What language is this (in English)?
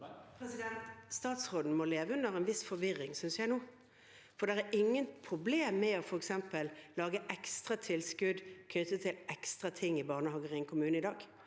Norwegian